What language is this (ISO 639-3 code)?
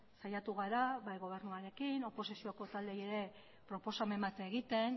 eus